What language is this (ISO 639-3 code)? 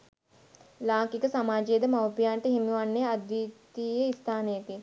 sin